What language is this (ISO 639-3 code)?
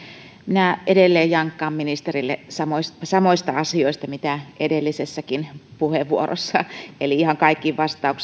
fin